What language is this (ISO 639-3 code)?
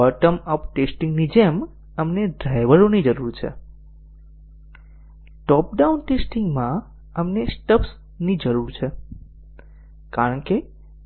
guj